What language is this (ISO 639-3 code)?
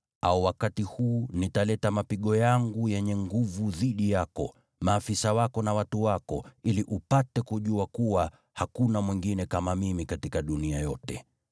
swa